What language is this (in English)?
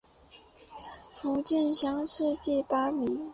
Chinese